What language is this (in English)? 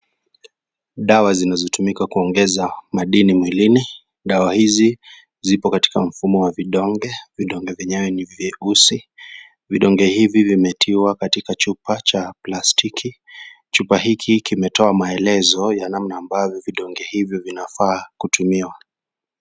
Swahili